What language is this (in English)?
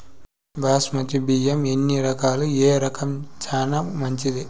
Telugu